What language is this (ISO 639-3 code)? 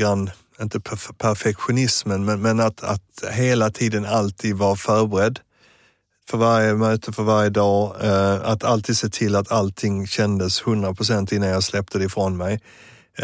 swe